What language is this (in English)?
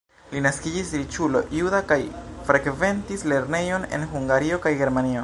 Esperanto